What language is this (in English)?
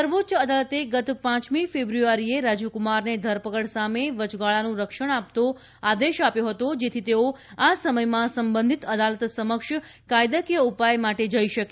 Gujarati